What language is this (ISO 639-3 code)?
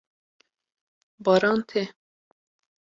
kur